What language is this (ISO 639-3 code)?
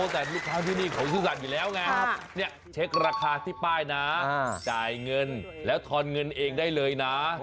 tha